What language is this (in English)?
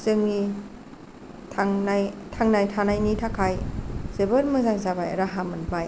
Bodo